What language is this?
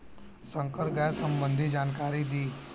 Bhojpuri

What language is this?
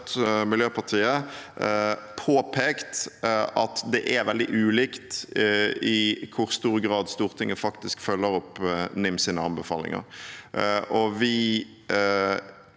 Norwegian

